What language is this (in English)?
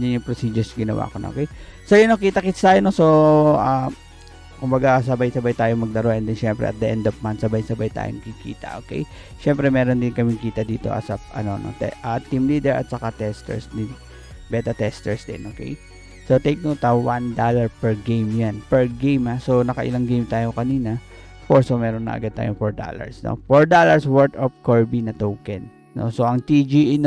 Filipino